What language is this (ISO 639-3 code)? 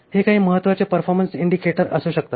mar